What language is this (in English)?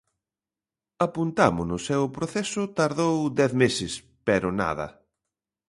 Galician